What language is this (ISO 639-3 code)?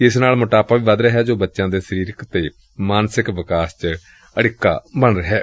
pan